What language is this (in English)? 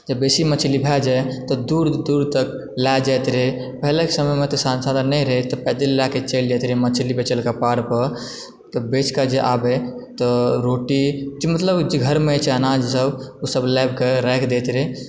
Maithili